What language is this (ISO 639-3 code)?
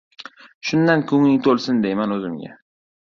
uzb